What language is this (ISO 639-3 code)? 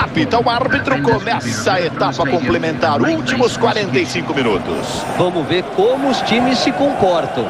por